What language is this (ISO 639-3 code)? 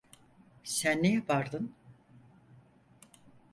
tur